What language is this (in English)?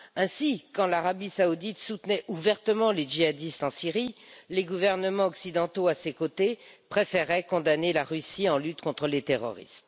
French